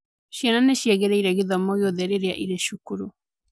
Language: Kikuyu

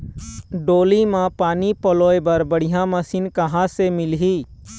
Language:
Chhattisgarhi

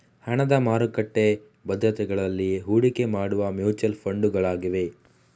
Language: Kannada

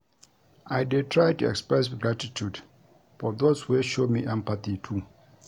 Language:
Nigerian Pidgin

